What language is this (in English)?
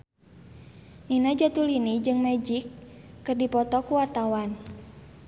Sundanese